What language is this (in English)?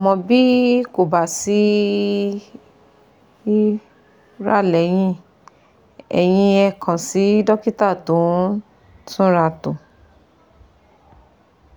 Yoruba